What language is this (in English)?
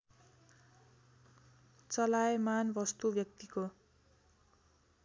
Nepali